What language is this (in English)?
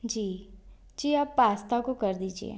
Hindi